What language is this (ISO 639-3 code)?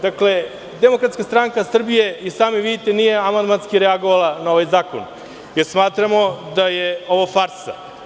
srp